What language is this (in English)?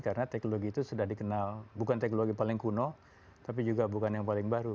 Indonesian